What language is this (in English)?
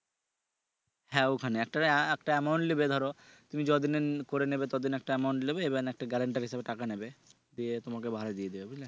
Bangla